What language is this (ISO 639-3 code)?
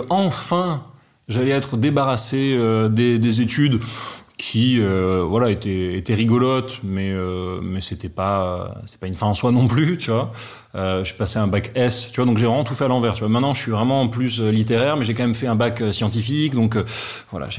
fra